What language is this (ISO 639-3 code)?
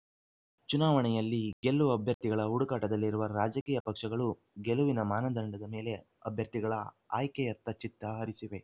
kan